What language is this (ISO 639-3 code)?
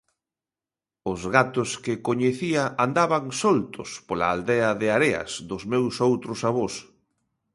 glg